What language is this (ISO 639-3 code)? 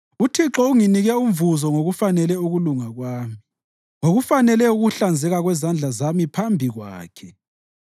nde